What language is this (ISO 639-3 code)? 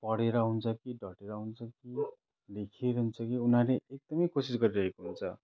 nep